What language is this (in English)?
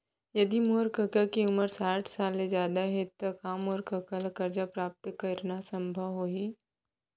Chhattisgarhi